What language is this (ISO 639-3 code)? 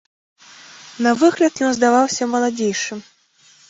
bel